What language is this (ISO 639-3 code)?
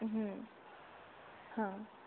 mar